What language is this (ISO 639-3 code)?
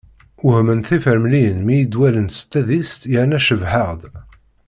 kab